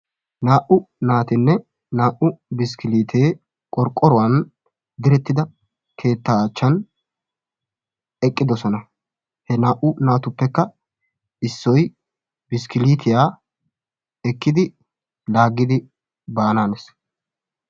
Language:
Wolaytta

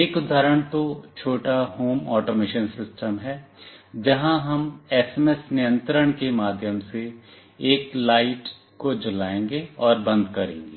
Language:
Hindi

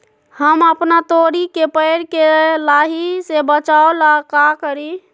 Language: Magahi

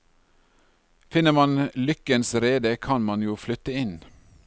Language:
Norwegian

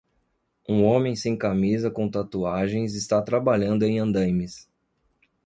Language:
Portuguese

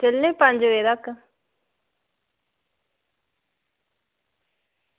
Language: Dogri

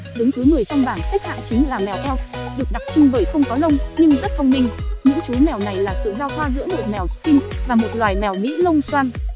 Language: Vietnamese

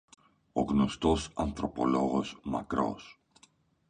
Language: Greek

